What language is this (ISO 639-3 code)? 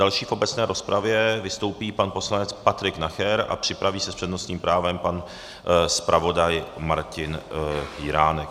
ces